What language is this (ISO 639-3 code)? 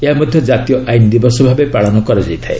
ori